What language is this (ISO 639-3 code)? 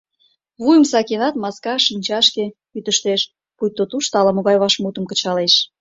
chm